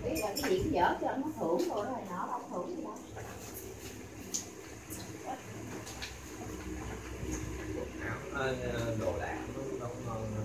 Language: Vietnamese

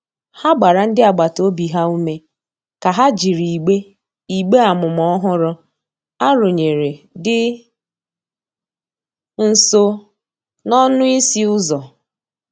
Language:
Igbo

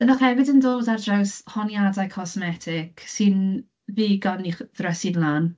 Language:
Welsh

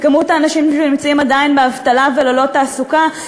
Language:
Hebrew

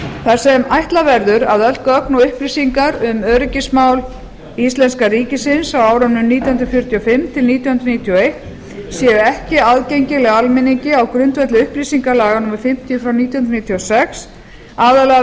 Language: Icelandic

